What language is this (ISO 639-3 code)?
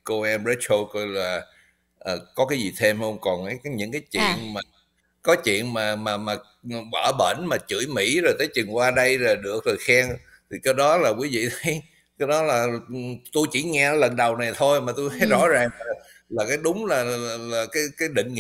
vie